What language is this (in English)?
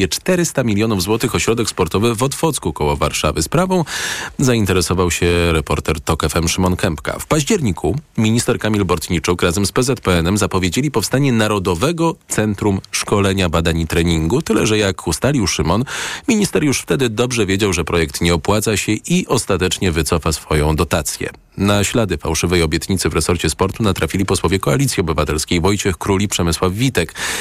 Polish